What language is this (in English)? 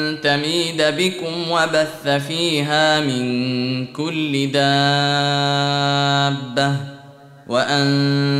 Arabic